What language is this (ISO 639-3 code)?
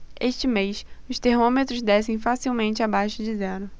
por